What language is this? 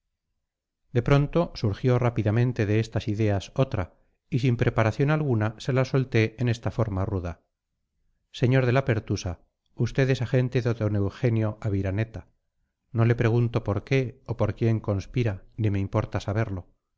Spanish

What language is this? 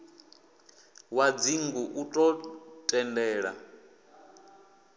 Venda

